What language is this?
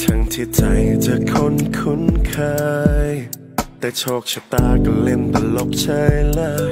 Thai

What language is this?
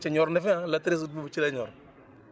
Wolof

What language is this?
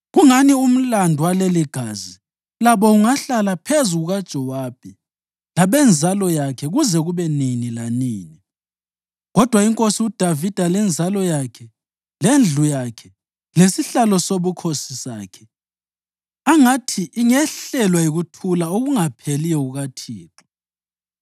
North Ndebele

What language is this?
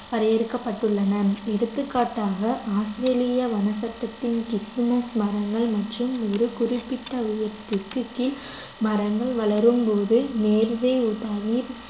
Tamil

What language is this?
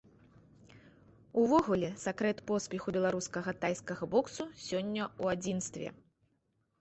Belarusian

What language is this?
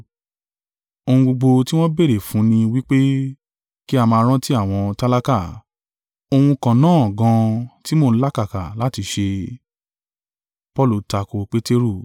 Yoruba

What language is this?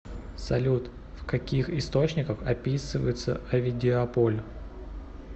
Russian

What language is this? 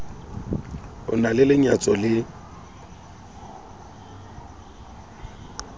Southern Sotho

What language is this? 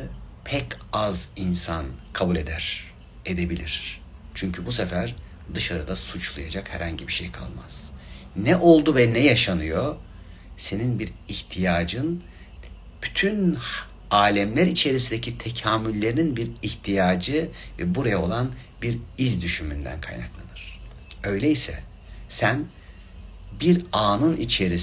Turkish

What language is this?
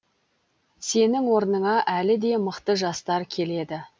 Kazakh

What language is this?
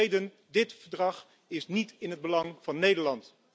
Dutch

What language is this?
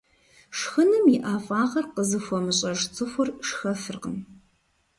Kabardian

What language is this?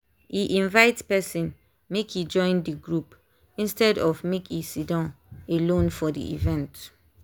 Nigerian Pidgin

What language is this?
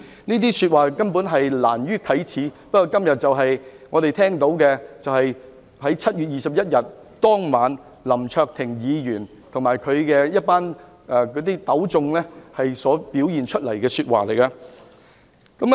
Cantonese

